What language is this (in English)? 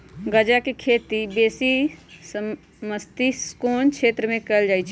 Magahi